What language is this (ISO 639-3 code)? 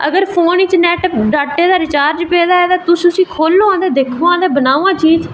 doi